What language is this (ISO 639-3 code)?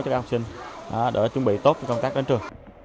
vie